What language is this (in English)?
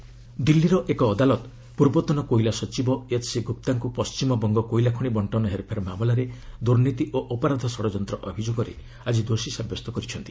Odia